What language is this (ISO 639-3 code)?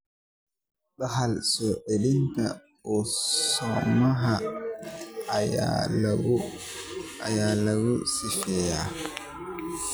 som